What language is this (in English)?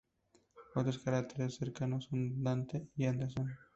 Spanish